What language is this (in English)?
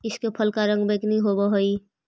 Magahi